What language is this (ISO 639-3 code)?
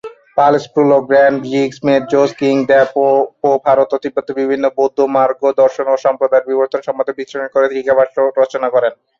ben